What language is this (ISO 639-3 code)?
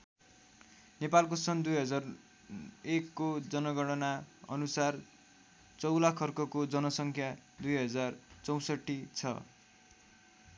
nep